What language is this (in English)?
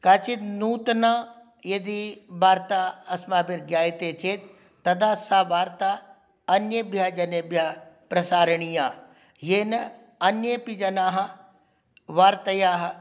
Sanskrit